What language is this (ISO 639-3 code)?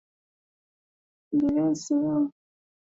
swa